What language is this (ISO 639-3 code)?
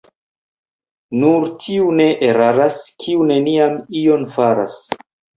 epo